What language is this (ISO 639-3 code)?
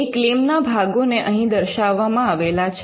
guj